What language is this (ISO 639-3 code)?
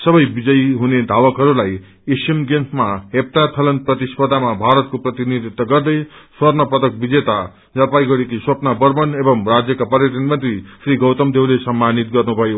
nep